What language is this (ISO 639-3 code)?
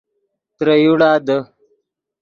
ydg